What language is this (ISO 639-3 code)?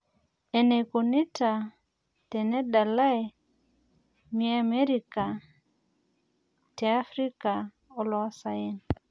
mas